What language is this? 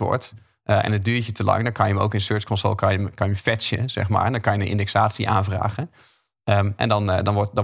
Dutch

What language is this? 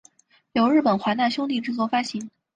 Chinese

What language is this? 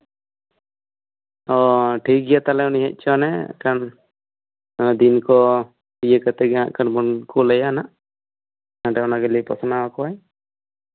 Santali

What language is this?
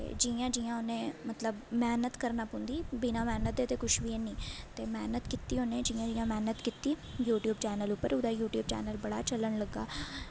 Dogri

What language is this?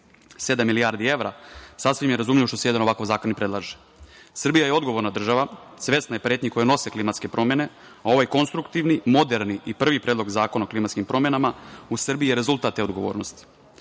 Serbian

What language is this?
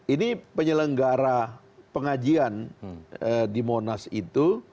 Indonesian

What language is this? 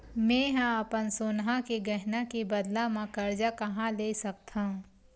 Chhattisgarhi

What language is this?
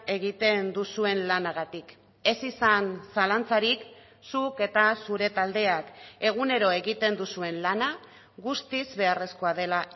Basque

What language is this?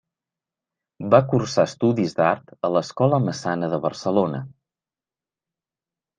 Catalan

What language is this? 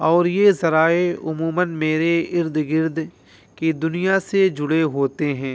Urdu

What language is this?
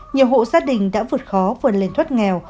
Vietnamese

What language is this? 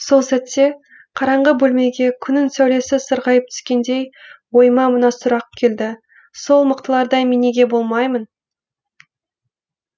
Kazakh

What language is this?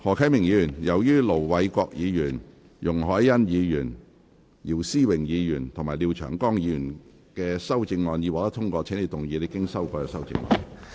Cantonese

